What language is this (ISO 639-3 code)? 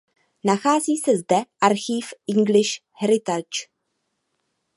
ces